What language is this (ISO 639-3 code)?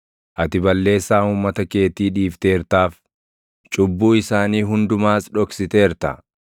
orm